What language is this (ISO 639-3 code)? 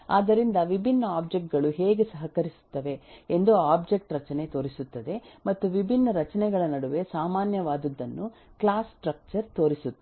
kan